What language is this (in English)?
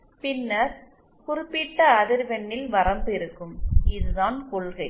Tamil